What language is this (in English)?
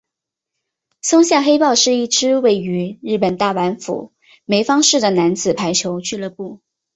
Chinese